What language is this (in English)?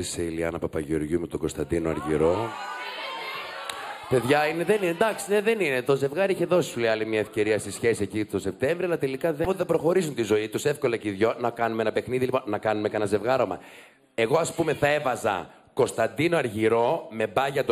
Greek